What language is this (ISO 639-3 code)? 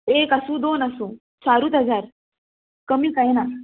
kok